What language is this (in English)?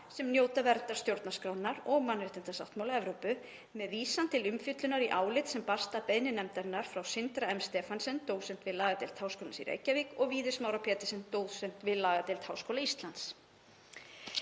Icelandic